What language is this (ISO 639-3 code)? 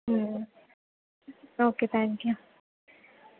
tel